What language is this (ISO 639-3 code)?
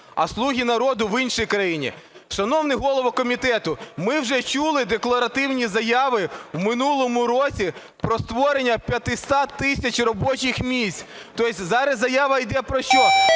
ukr